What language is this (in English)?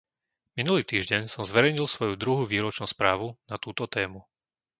Slovak